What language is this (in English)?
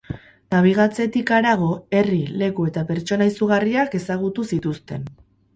Basque